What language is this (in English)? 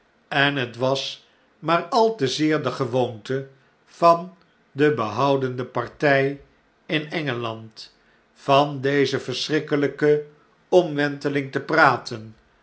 Dutch